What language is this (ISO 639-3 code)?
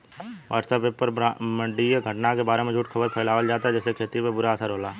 bho